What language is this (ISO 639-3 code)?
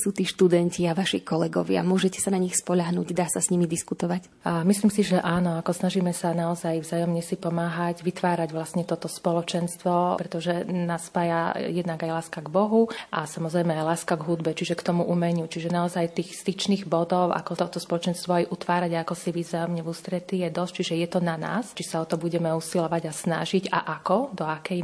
slk